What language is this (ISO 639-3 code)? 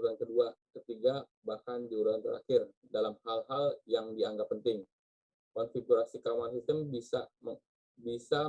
ind